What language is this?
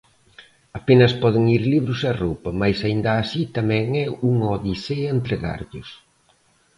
Galician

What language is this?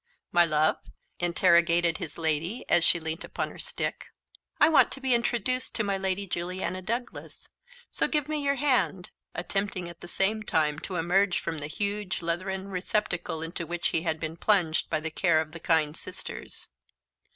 English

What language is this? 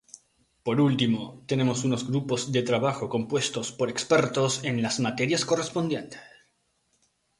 Spanish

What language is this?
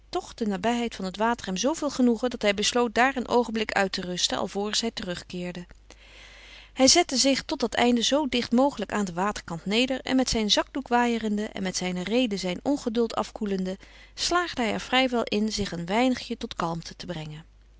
Dutch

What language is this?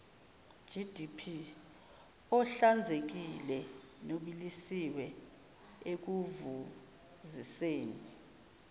Zulu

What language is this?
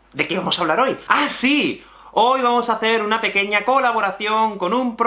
Spanish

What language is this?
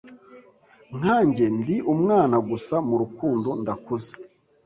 Kinyarwanda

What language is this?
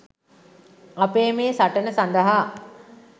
Sinhala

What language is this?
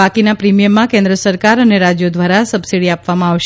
Gujarati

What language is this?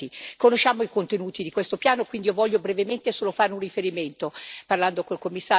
Italian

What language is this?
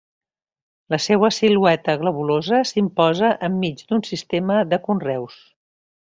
Catalan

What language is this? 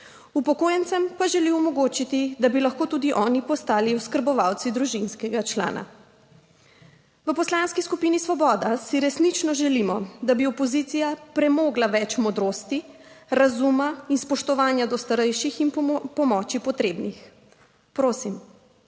Slovenian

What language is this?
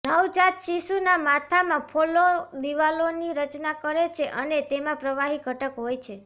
Gujarati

